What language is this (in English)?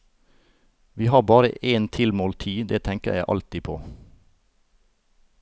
Norwegian